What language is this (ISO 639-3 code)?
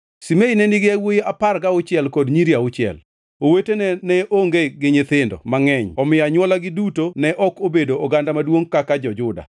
luo